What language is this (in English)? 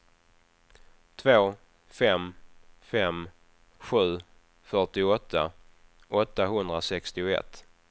Swedish